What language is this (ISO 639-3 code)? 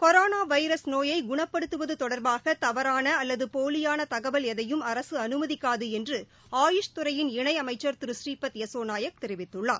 tam